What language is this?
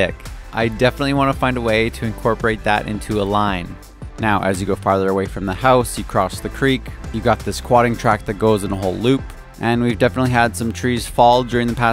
English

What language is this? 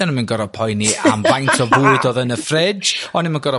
Welsh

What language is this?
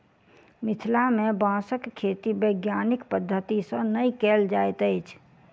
Maithili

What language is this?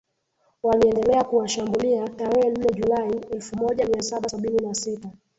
Swahili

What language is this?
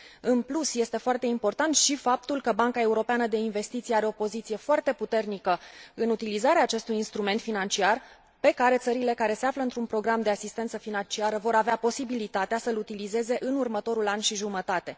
Romanian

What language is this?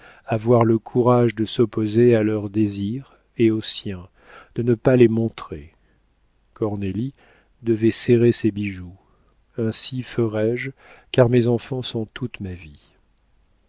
French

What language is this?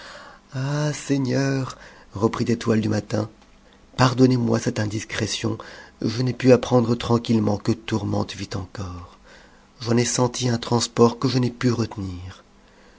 French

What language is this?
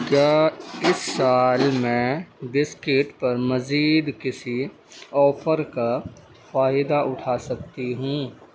Urdu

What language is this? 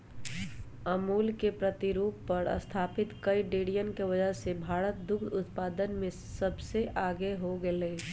Magahi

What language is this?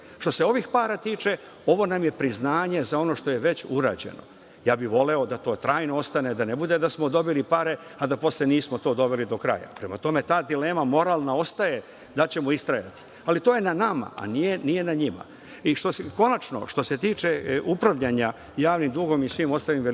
Serbian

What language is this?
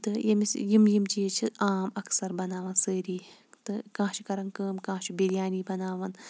Kashmiri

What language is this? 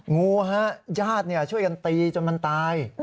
Thai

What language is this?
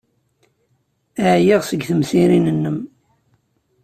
Kabyle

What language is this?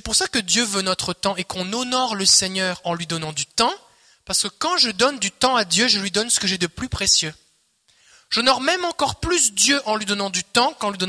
French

